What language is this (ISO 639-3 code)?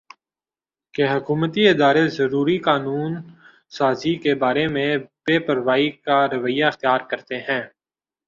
urd